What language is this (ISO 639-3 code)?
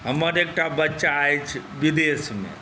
mai